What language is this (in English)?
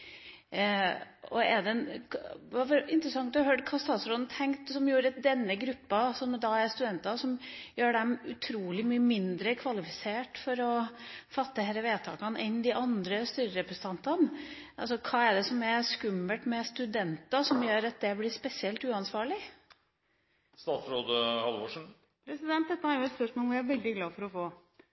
Norwegian Bokmål